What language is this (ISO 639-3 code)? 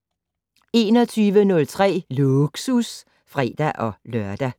dan